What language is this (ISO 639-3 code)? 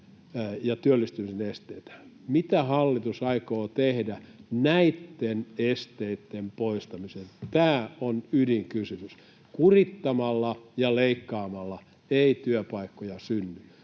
fin